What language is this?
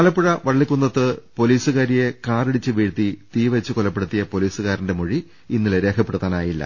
Malayalam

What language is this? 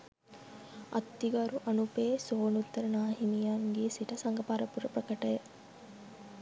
Sinhala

